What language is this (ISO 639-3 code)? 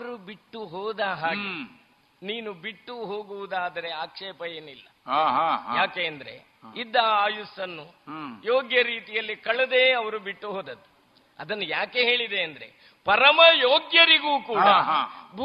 kan